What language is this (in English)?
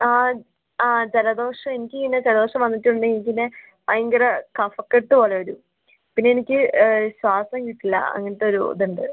Malayalam